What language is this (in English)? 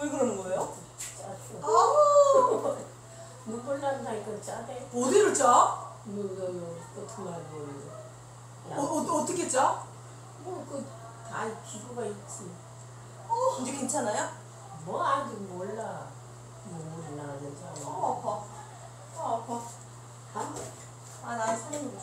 Korean